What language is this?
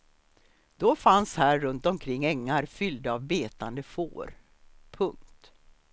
Swedish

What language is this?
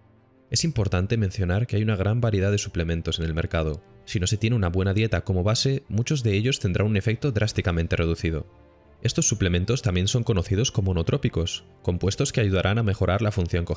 Spanish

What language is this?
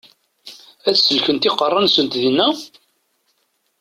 Kabyle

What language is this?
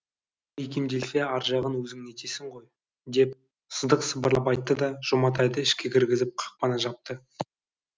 Kazakh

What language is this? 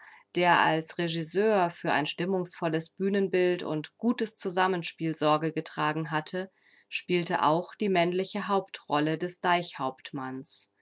German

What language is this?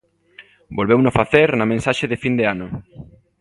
Galician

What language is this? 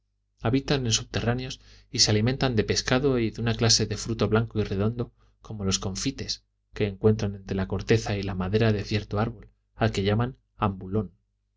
Spanish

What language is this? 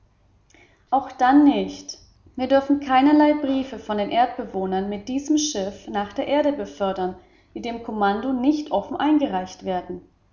German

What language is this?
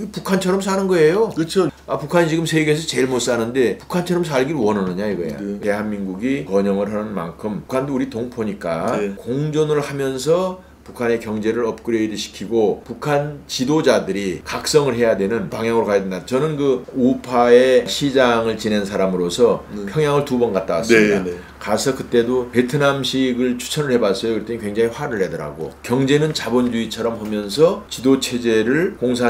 Korean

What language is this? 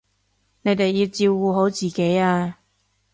Cantonese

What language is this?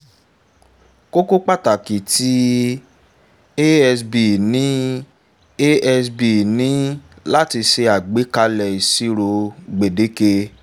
Yoruba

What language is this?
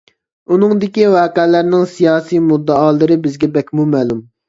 Uyghur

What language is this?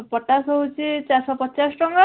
Odia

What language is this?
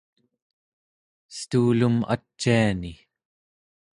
Central Yupik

